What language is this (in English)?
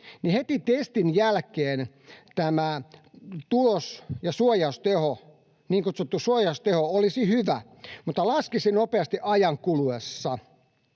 Finnish